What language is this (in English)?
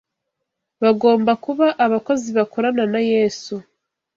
Kinyarwanda